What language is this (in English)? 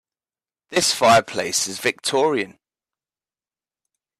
English